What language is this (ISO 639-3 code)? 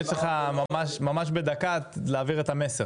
heb